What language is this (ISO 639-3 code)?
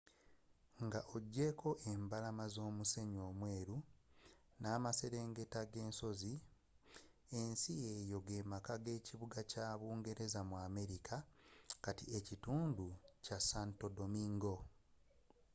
lug